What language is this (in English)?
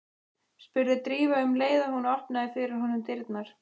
Icelandic